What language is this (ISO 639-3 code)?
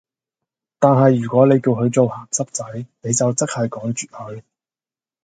yue